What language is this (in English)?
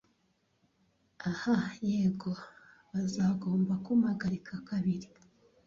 Kinyarwanda